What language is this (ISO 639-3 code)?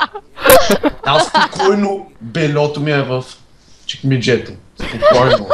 bul